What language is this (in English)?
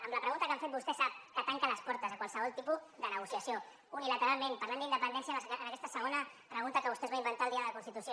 Catalan